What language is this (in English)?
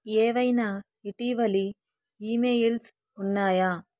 Telugu